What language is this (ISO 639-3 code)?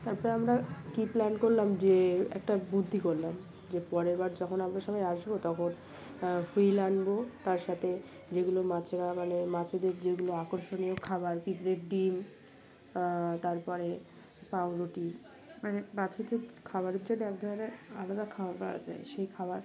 ben